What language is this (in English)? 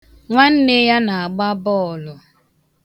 Igbo